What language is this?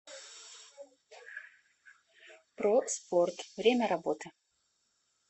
Russian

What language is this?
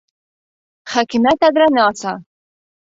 Bashkir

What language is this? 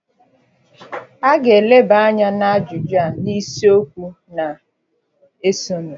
Igbo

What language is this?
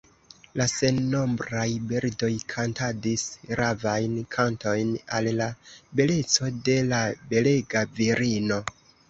Esperanto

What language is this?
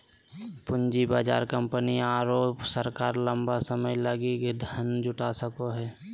Magahi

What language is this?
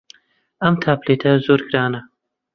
Central Kurdish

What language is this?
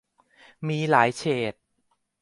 Thai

